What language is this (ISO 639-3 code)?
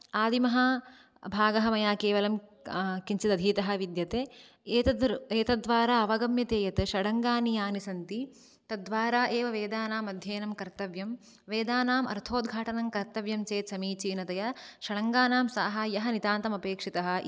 san